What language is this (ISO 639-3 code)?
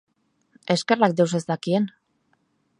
eus